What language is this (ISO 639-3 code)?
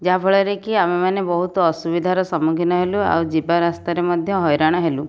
ori